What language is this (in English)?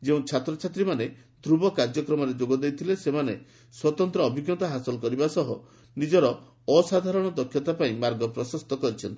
Odia